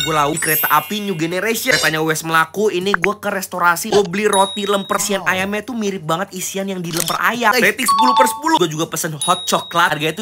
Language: Indonesian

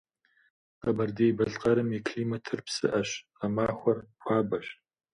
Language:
Kabardian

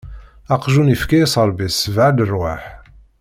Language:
Kabyle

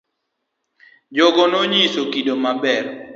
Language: Luo (Kenya and Tanzania)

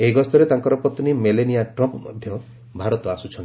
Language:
Odia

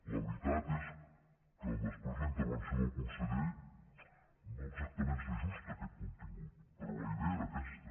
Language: Catalan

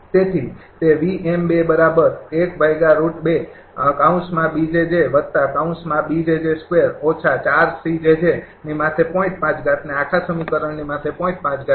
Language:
Gujarati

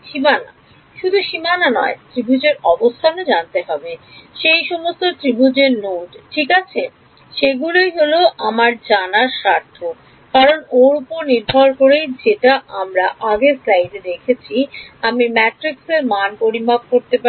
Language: Bangla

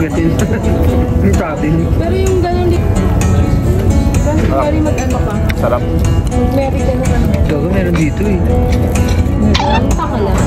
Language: Filipino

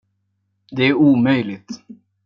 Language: Swedish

